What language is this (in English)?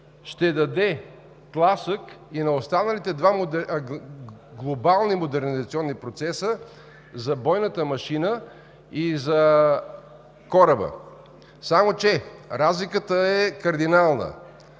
Bulgarian